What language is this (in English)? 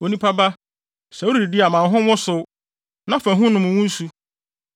Akan